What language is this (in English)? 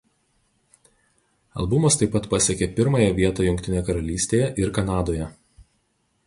Lithuanian